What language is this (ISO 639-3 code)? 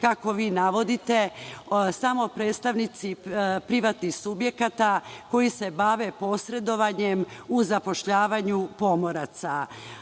srp